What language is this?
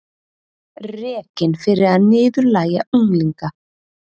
Icelandic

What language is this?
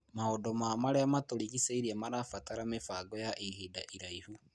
Kikuyu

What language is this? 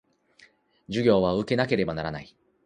Japanese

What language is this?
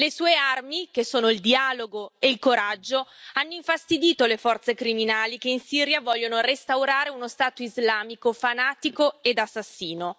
Italian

